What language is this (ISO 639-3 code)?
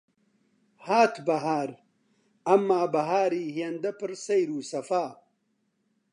ckb